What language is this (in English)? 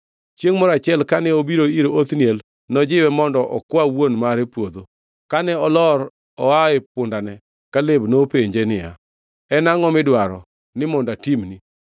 Luo (Kenya and Tanzania)